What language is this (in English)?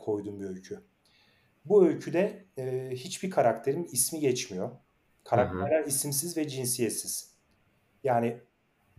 Turkish